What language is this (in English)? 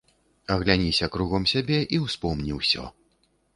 Belarusian